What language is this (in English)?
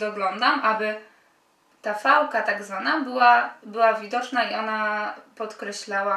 Polish